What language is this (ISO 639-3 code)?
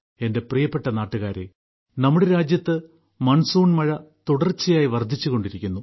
mal